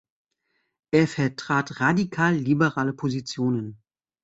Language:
German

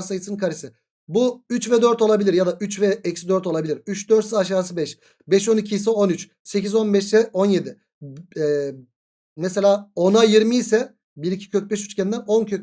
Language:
Turkish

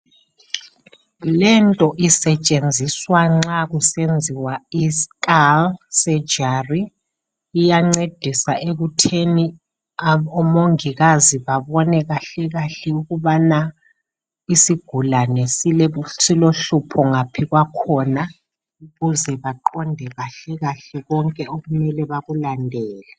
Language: North Ndebele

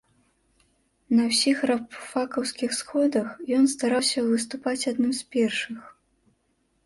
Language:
Belarusian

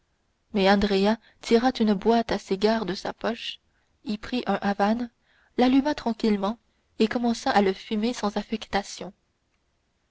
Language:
French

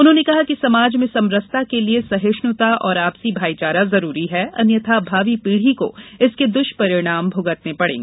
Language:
Hindi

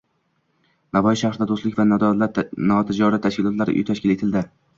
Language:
Uzbek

